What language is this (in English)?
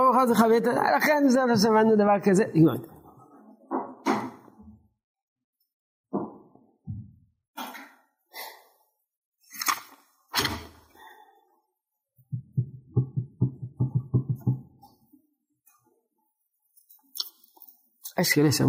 Hebrew